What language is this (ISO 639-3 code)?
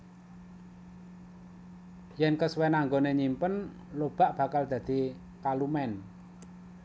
jav